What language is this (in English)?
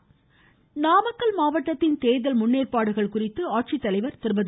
Tamil